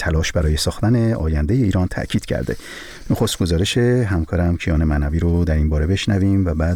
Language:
Persian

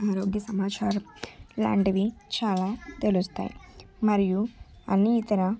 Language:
Telugu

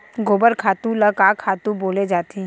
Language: Chhattisgarhi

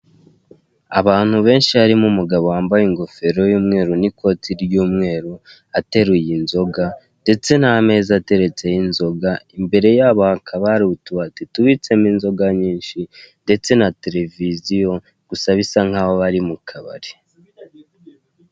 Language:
Kinyarwanda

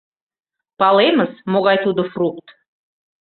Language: Mari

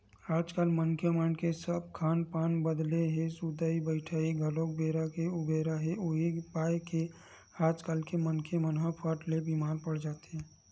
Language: Chhattisgarhi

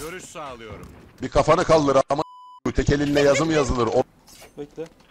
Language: Turkish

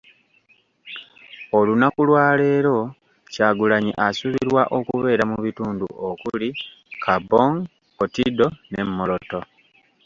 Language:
Ganda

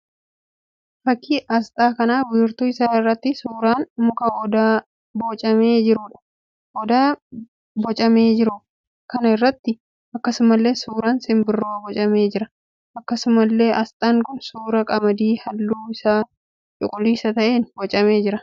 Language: Oromo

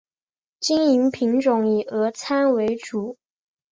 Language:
Chinese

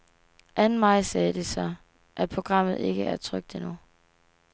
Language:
Danish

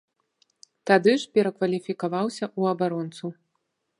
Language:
Belarusian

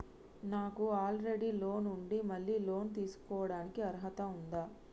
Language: Telugu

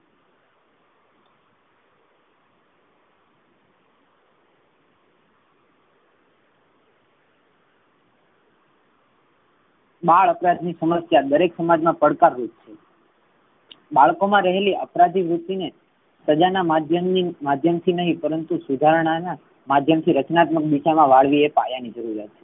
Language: Gujarati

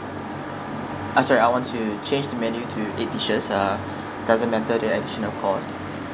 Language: English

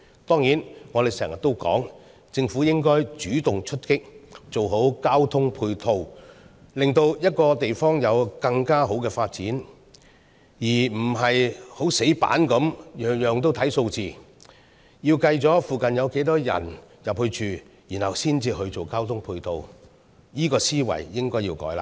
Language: Cantonese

